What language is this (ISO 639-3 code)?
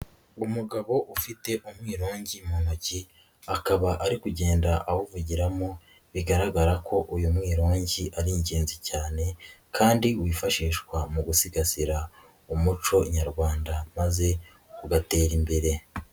kin